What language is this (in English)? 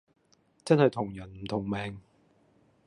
Cantonese